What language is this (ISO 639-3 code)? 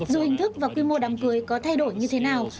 vie